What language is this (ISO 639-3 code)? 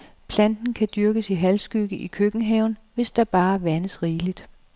dan